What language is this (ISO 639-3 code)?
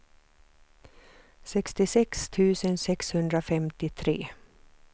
swe